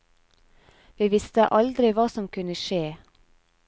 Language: Norwegian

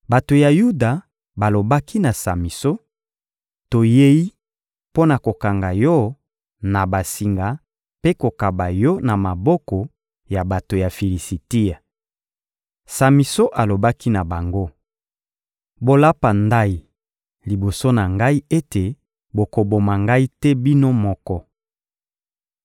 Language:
Lingala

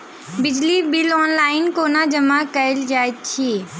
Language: Maithili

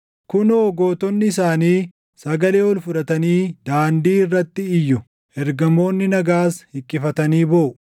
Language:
Oromo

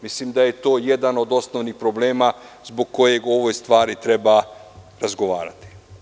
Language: Serbian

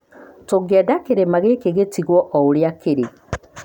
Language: Kikuyu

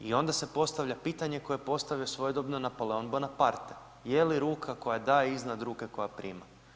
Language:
Croatian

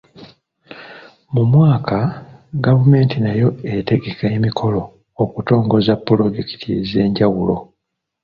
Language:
Ganda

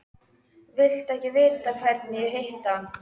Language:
Icelandic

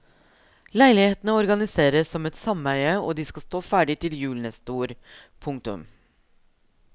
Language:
Norwegian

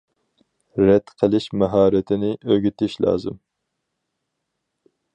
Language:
Uyghur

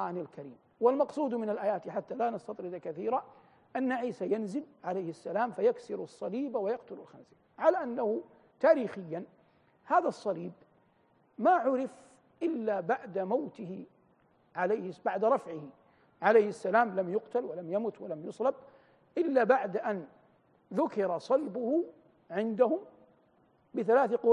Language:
Arabic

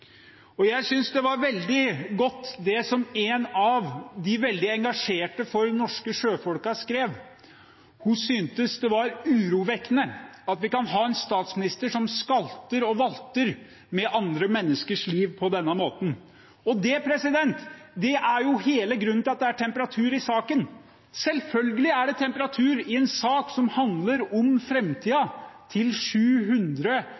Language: Norwegian Bokmål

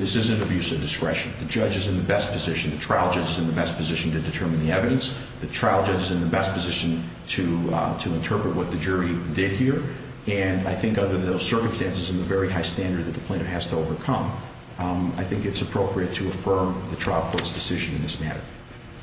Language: English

